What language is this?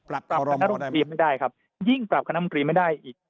Thai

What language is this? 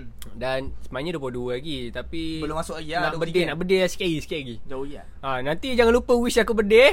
Malay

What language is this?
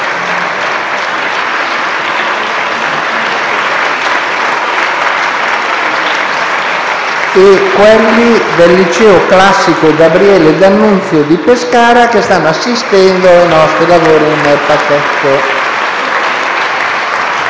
Italian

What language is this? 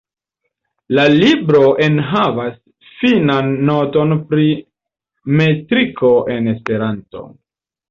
Esperanto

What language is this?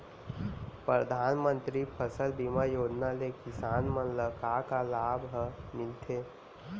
Chhattisgarhi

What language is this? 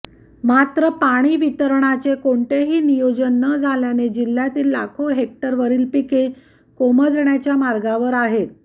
Marathi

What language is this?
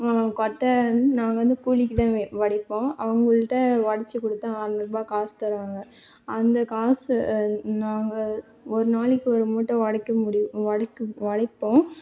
Tamil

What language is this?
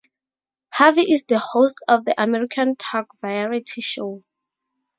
English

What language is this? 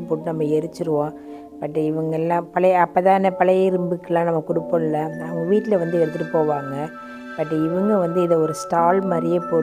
Tamil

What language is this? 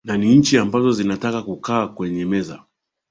Swahili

